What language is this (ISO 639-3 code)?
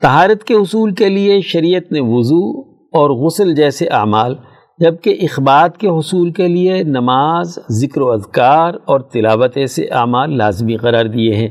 urd